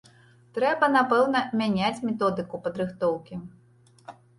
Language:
Belarusian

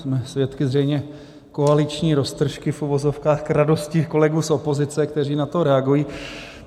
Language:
Czech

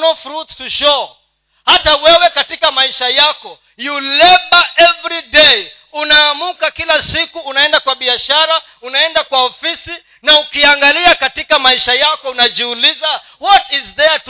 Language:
Swahili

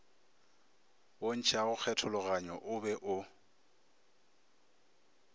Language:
Northern Sotho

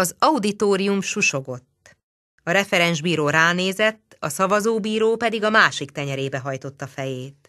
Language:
Hungarian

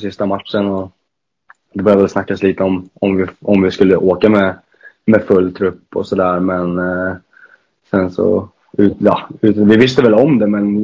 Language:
Swedish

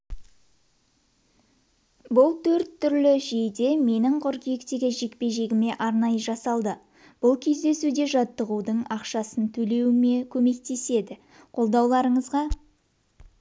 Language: Kazakh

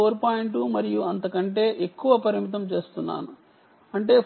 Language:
Telugu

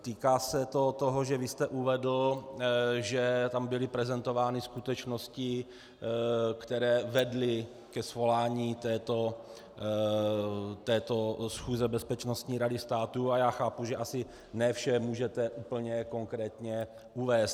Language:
Czech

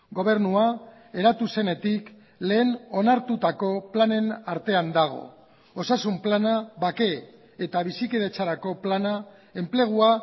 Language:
Basque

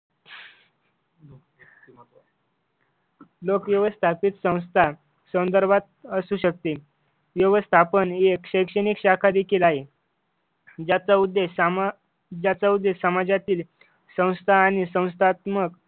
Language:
Marathi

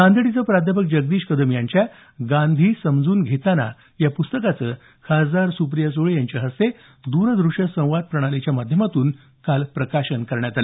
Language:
Marathi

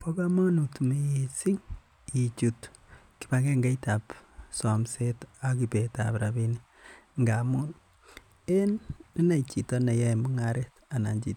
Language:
Kalenjin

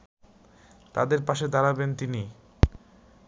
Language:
Bangla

